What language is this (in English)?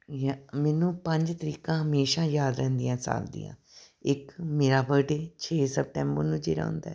Punjabi